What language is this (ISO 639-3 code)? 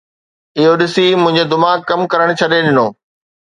snd